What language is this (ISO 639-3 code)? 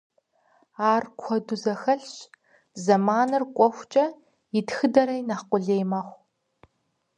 kbd